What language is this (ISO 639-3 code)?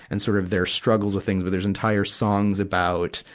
eng